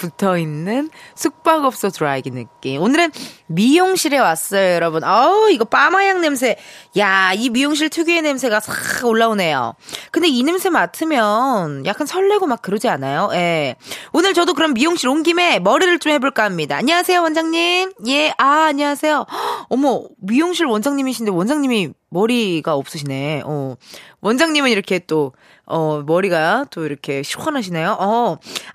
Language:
Korean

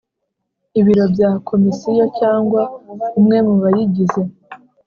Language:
Kinyarwanda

